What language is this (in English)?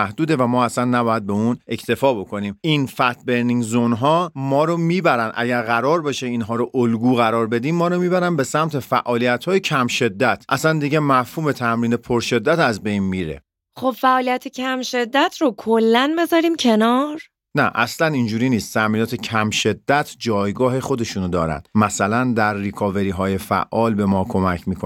Persian